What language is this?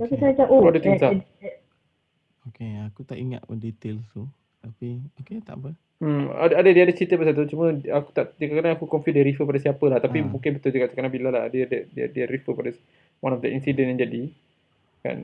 Malay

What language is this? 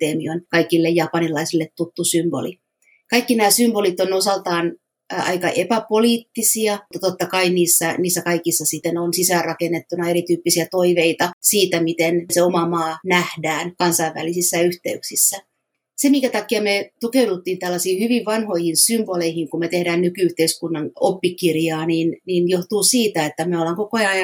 Finnish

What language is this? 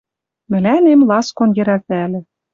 Western Mari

